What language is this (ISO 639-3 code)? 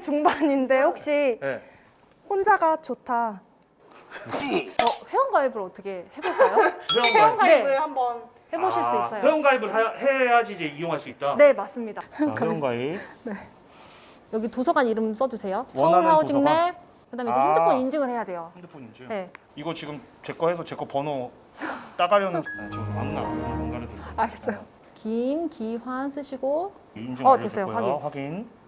kor